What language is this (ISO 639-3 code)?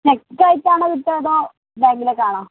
mal